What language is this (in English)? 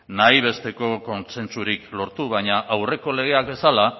Basque